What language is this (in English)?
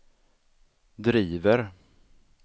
Swedish